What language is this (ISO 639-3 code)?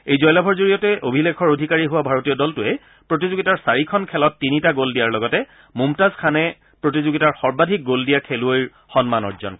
asm